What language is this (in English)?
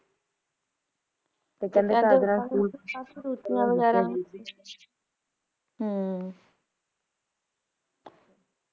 Punjabi